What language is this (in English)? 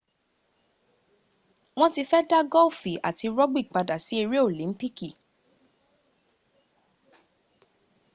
Yoruba